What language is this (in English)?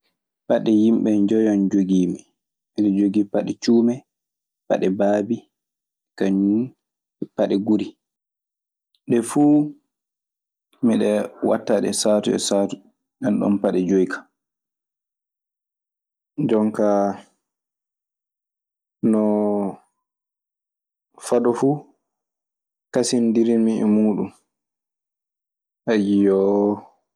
Maasina Fulfulde